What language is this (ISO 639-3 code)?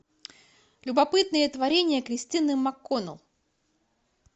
rus